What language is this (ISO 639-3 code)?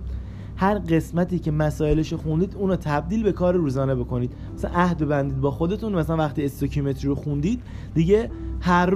fas